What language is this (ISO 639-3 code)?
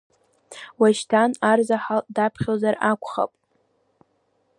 abk